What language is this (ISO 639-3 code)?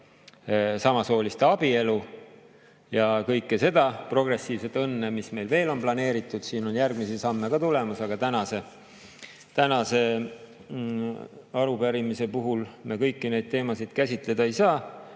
est